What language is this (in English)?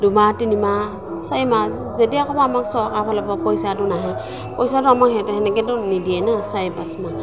Assamese